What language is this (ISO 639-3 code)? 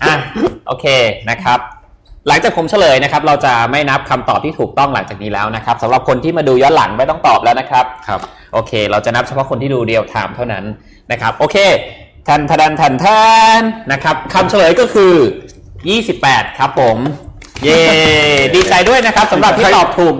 tha